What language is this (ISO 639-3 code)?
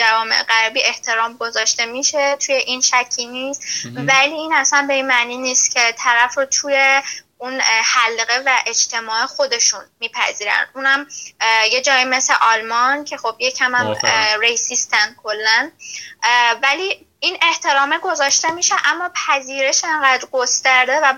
fas